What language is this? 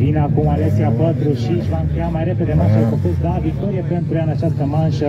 Romanian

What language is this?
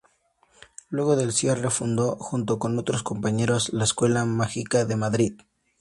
Spanish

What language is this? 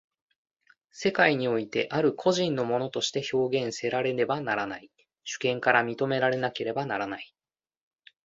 Japanese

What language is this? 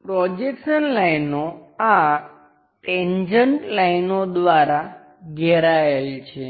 Gujarati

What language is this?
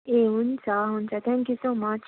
Nepali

